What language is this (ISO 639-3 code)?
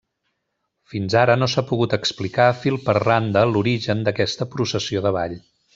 cat